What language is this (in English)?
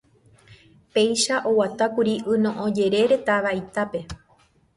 Guarani